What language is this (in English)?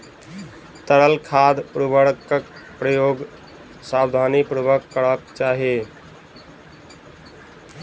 Maithili